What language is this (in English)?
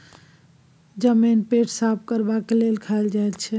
Maithili